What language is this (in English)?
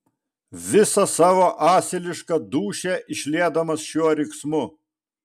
Lithuanian